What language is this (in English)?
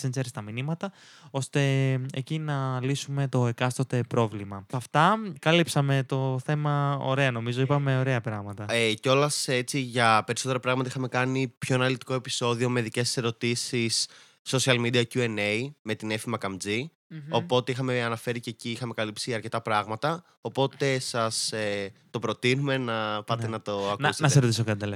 Greek